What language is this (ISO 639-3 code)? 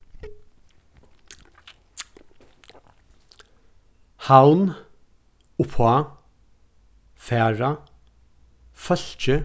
fao